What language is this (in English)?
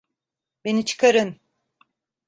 Turkish